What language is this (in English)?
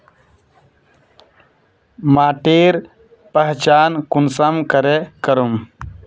Magahi